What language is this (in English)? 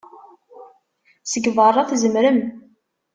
Kabyle